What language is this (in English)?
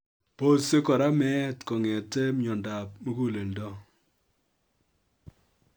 Kalenjin